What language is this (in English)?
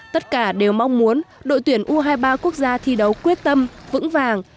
Vietnamese